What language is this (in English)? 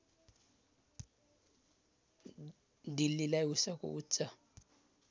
Nepali